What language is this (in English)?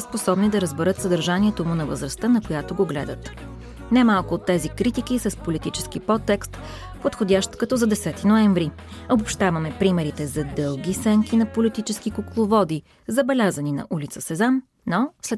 Bulgarian